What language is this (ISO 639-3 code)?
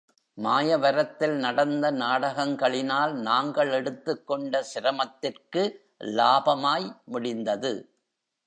tam